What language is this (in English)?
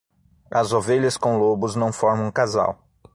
Portuguese